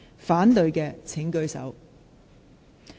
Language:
Cantonese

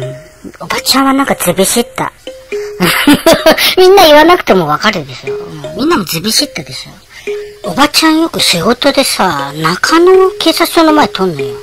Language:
Japanese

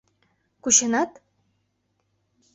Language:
Mari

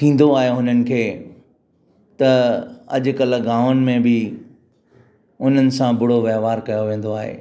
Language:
Sindhi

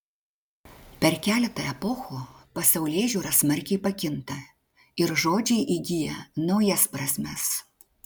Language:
Lithuanian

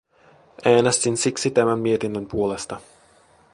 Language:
Finnish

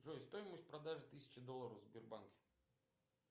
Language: Russian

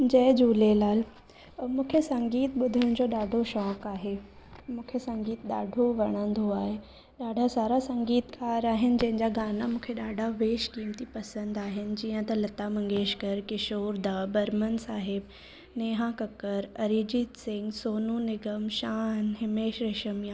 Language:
Sindhi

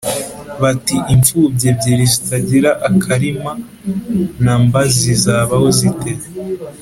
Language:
Kinyarwanda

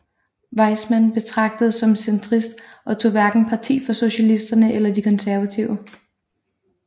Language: Danish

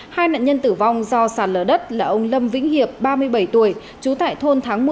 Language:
Vietnamese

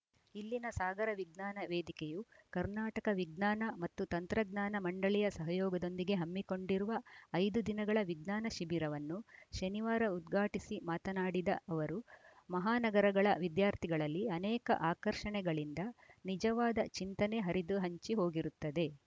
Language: Kannada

